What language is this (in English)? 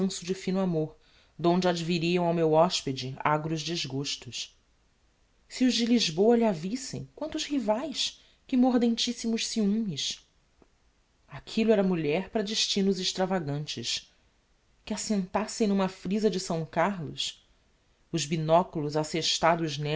Portuguese